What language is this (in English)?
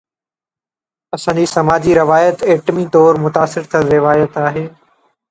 Sindhi